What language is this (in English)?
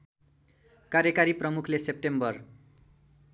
Nepali